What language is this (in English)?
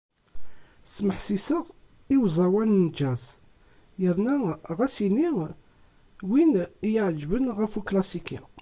Kabyle